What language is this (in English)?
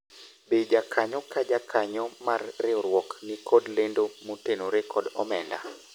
Luo (Kenya and Tanzania)